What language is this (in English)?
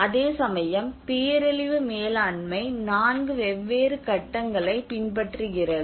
Tamil